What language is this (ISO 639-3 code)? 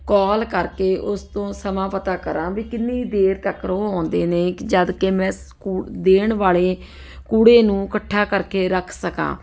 pan